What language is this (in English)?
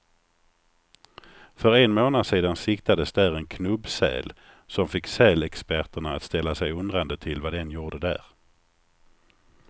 Swedish